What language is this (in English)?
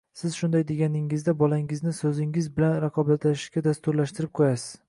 Uzbek